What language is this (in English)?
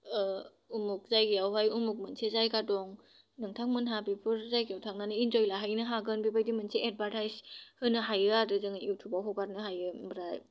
Bodo